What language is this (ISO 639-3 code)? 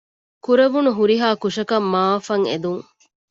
div